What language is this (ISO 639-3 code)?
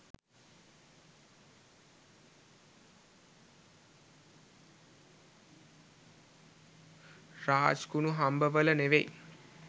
sin